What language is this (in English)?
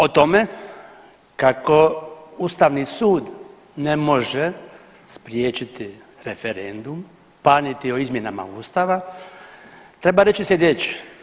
Croatian